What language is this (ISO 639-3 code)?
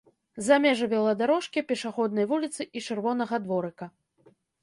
bel